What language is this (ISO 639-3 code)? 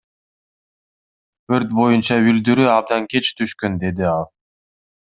kir